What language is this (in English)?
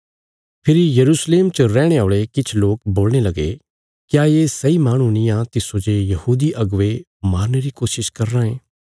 Bilaspuri